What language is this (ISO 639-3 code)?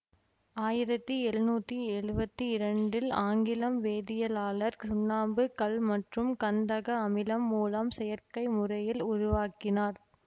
tam